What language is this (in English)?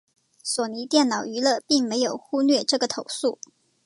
Chinese